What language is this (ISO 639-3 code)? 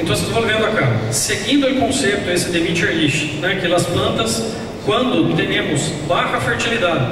por